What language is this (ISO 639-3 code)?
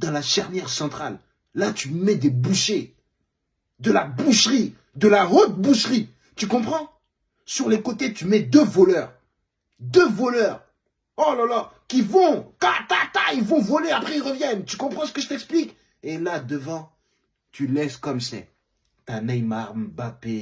fra